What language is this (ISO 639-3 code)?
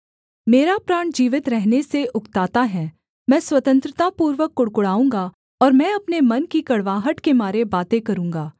hin